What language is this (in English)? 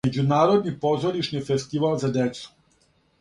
Serbian